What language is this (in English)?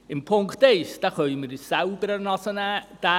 Swiss German